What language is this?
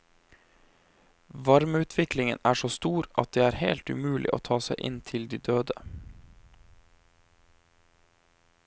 Norwegian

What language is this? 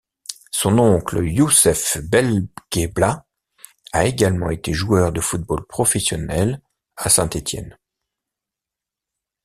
French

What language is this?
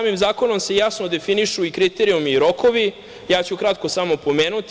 Serbian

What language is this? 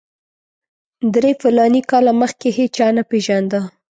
Pashto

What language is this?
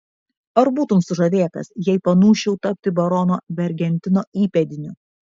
Lithuanian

